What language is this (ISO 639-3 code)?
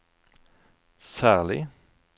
nor